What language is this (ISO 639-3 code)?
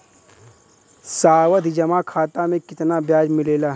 bho